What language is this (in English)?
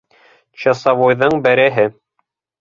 Bashkir